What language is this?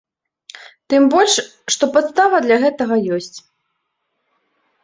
Belarusian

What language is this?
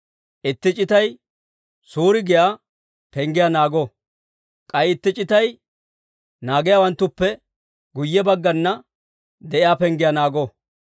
Dawro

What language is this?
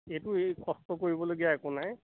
Assamese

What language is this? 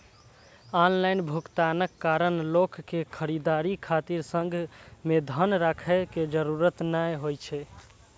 Maithili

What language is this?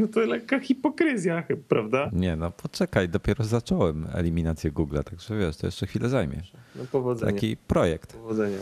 Polish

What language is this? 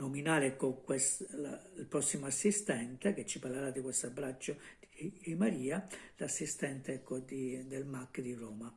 Italian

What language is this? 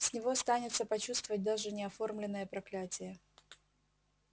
Russian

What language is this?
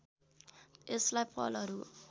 Nepali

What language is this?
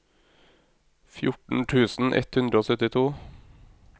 Norwegian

